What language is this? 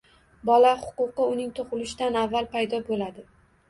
Uzbek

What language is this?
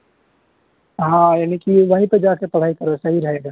Urdu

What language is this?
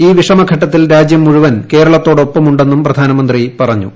Malayalam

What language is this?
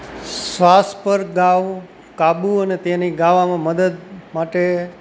Gujarati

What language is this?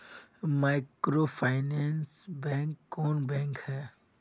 Magahi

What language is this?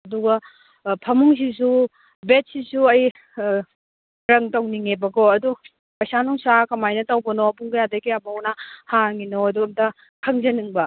Manipuri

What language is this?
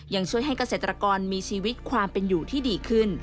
Thai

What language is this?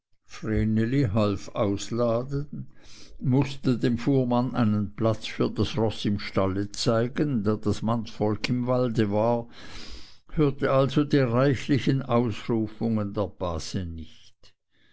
German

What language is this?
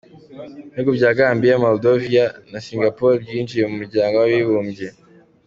Kinyarwanda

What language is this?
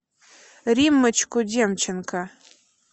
Russian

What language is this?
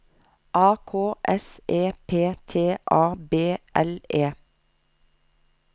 Norwegian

